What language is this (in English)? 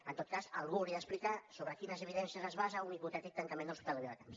Catalan